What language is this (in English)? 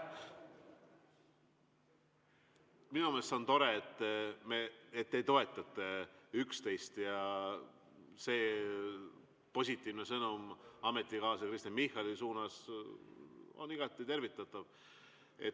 Estonian